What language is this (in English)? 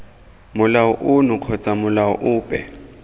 Tswana